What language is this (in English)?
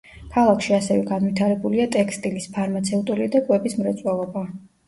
Georgian